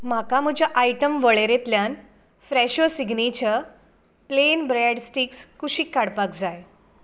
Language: Konkani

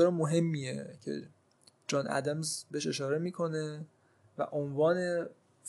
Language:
Persian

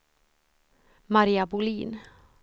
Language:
Swedish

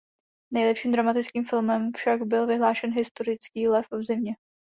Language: Czech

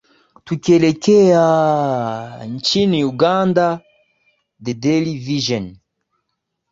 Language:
Swahili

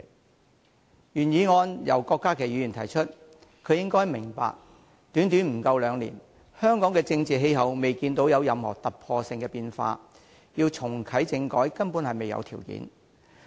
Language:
Cantonese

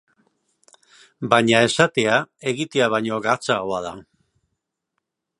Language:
Basque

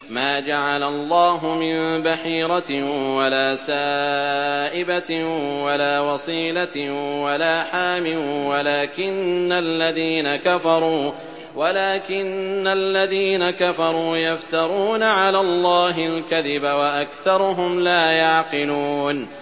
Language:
Arabic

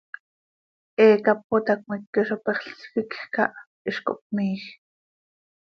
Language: Seri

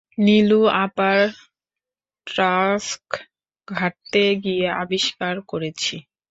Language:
Bangla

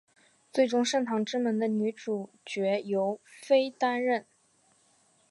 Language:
Chinese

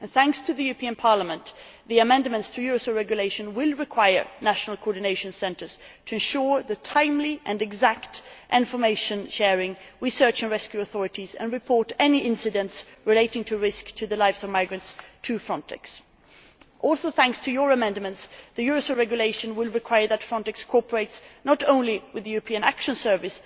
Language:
English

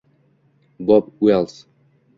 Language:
Uzbek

